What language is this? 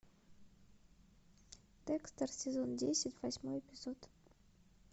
Russian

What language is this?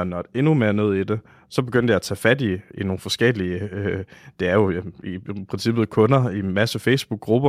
Danish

